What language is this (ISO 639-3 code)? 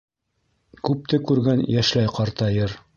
bak